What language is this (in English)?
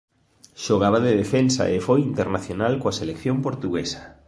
Galician